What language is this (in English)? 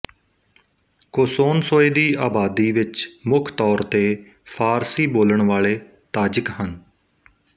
Punjabi